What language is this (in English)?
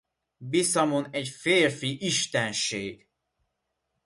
Hungarian